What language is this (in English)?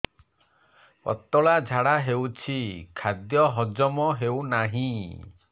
Odia